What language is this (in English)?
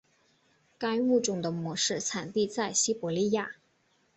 Chinese